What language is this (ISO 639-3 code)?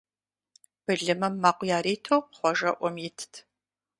kbd